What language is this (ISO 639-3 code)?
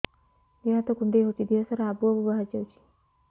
ori